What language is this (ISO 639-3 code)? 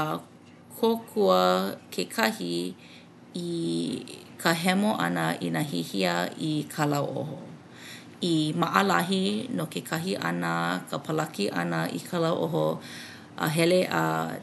haw